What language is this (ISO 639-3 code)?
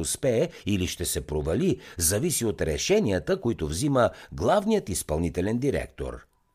bul